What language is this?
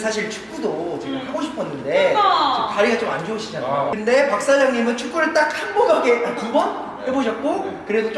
Korean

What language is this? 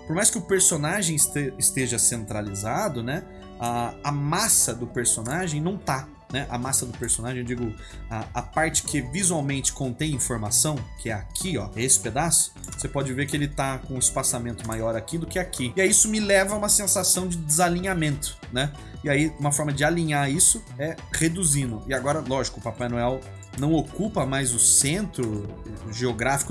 Portuguese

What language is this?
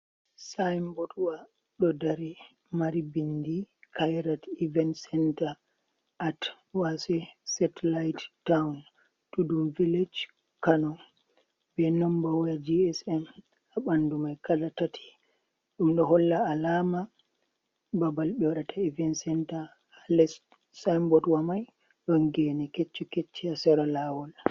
Fula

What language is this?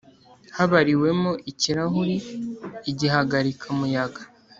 Kinyarwanda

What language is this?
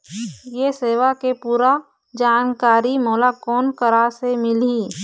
Chhattisgarhi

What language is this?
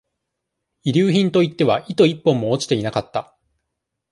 Japanese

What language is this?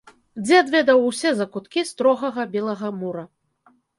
Belarusian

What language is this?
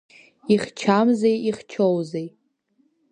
Abkhazian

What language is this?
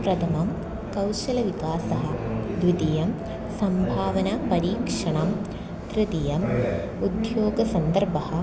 Sanskrit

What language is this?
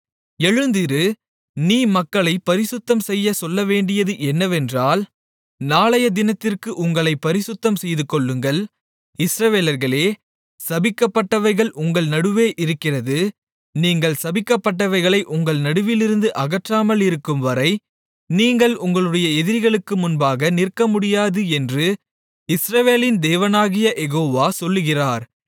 Tamil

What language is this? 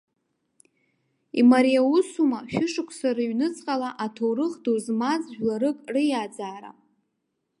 Abkhazian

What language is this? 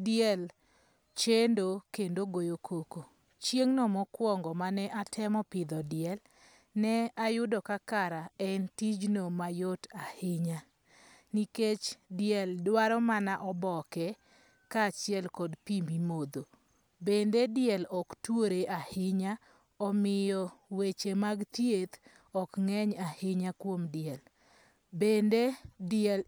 Luo (Kenya and Tanzania)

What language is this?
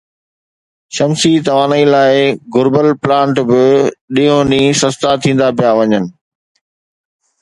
Sindhi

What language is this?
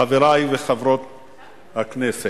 Hebrew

